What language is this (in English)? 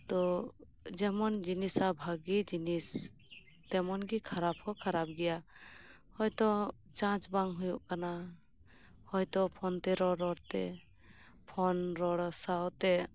Santali